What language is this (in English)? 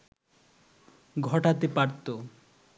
Bangla